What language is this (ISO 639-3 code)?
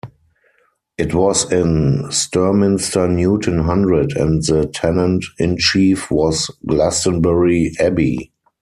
eng